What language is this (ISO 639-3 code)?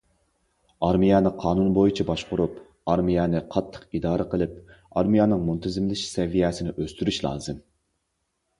uig